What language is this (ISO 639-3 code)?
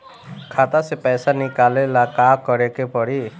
bho